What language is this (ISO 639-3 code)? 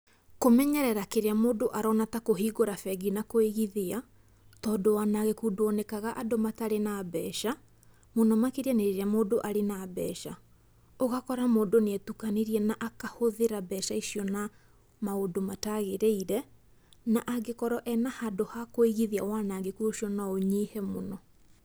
kik